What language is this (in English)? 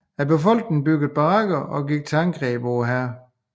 Danish